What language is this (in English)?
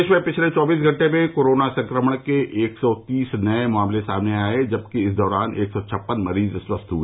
Hindi